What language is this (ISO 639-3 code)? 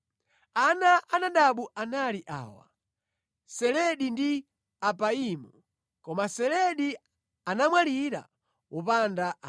nya